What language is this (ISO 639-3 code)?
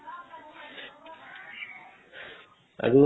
asm